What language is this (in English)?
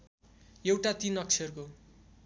Nepali